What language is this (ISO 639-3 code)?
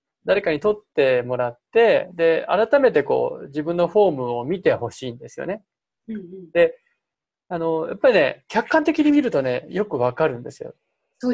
jpn